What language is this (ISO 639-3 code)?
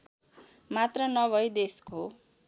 nep